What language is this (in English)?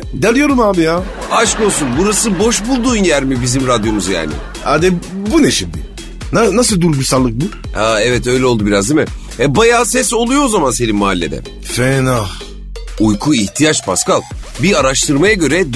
Turkish